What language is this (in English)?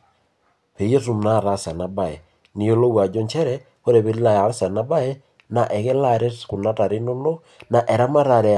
Masai